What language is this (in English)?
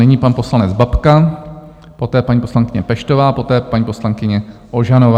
Czech